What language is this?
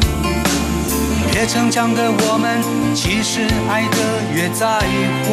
Thai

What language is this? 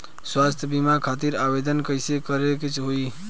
Bhojpuri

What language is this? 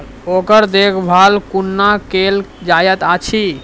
Maithili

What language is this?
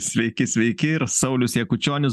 Lithuanian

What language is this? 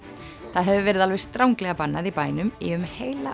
Icelandic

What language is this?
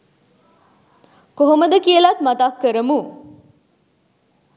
Sinhala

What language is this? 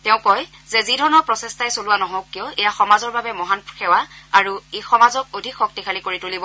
Assamese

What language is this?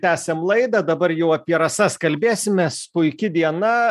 Lithuanian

